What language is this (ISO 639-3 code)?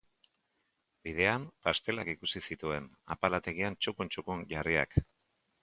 eus